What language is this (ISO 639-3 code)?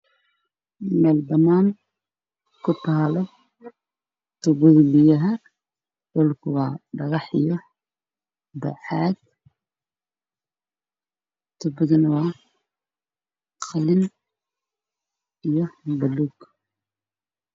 som